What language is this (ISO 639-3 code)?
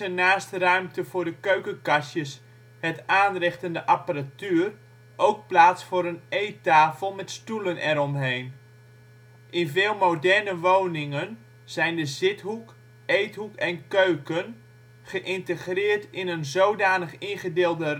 nld